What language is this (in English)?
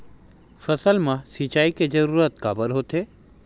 Chhattisgarhi